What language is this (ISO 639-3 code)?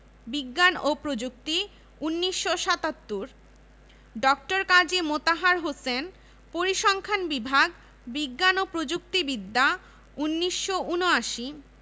ben